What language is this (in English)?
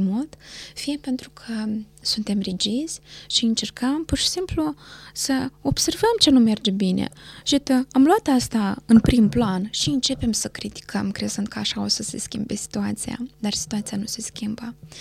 Romanian